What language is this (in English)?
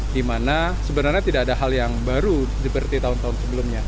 Indonesian